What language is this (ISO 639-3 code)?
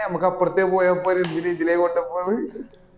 mal